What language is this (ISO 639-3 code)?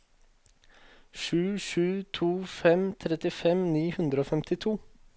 nor